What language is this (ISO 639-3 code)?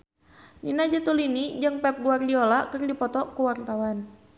sun